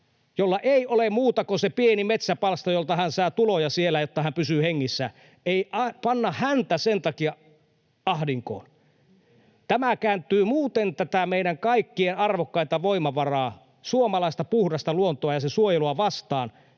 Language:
Finnish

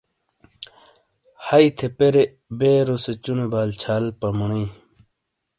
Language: Shina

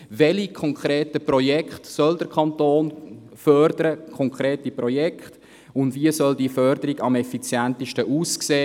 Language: Swiss German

